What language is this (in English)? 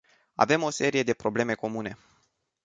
Romanian